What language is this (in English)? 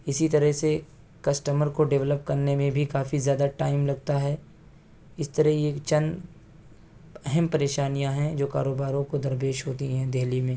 Urdu